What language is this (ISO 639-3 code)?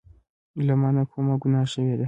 pus